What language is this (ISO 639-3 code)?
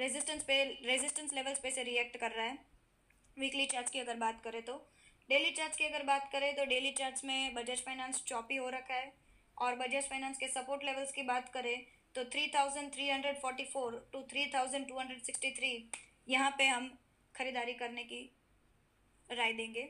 hin